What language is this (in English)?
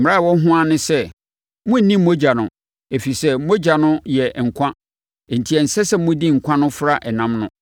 Akan